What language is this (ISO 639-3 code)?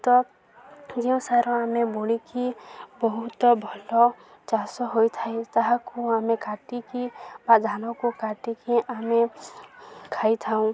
ori